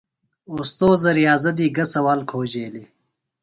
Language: Phalura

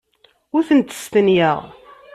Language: Kabyle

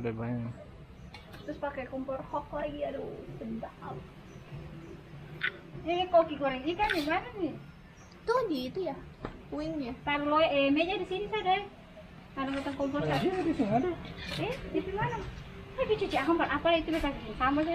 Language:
Indonesian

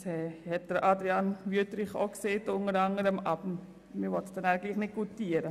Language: Swiss German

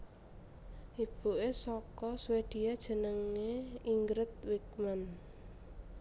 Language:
Javanese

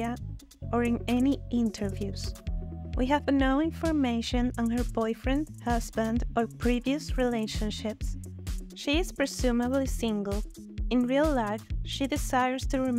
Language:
English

